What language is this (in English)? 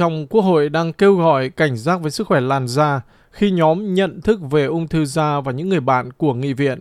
Vietnamese